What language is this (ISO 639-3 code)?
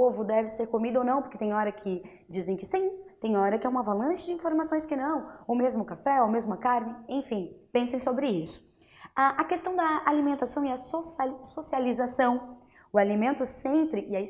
por